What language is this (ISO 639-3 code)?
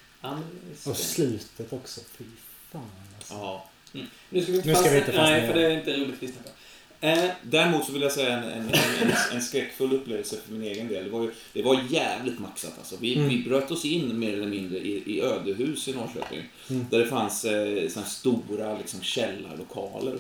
swe